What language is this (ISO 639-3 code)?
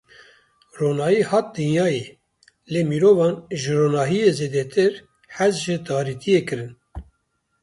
kur